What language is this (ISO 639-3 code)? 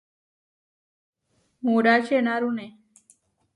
var